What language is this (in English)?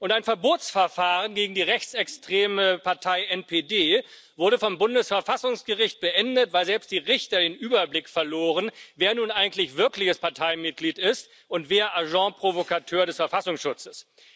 German